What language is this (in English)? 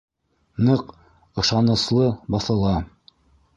Bashkir